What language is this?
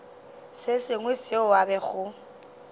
Northern Sotho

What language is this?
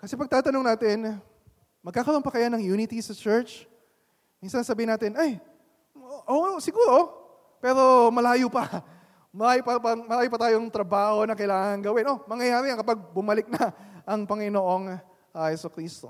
Filipino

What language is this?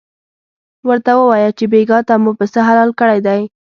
Pashto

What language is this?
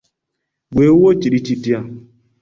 Ganda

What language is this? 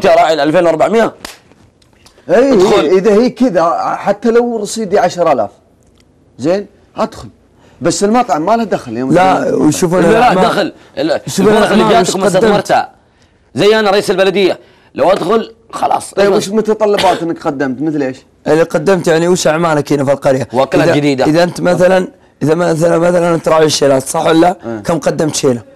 Arabic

